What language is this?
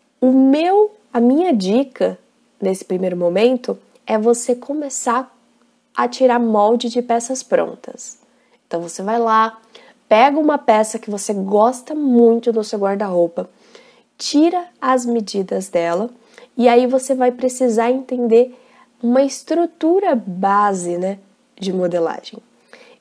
Portuguese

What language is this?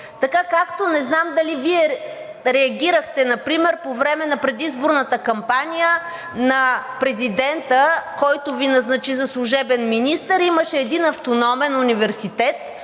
Bulgarian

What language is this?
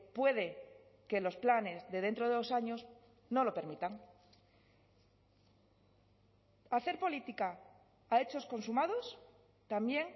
Spanish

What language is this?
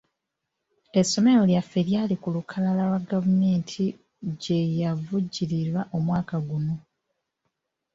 Ganda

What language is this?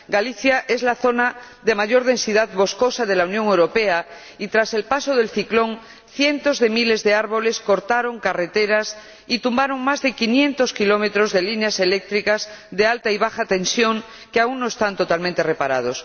Spanish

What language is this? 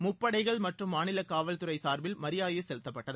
Tamil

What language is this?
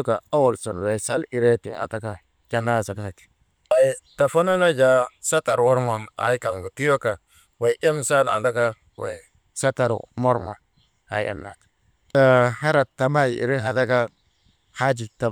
Maba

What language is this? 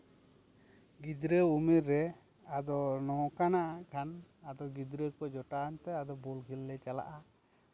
Santali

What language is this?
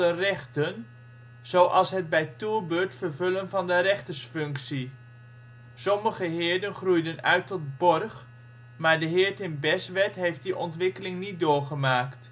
Dutch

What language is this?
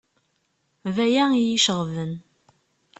Kabyle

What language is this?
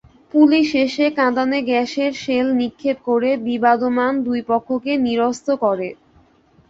Bangla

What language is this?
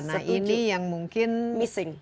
Indonesian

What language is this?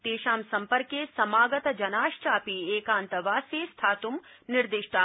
Sanskrit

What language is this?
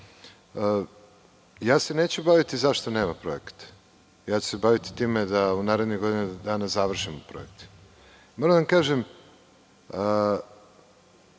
Serbian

